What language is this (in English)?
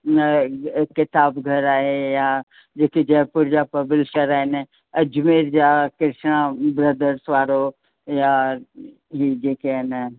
Sindhi